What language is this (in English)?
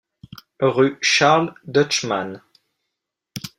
French